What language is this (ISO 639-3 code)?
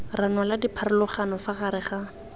tsn